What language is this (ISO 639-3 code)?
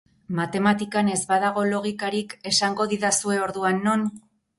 eus